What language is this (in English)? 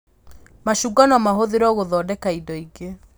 Kikuyu